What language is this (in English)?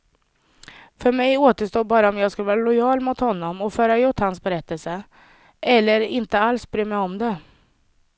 Swedish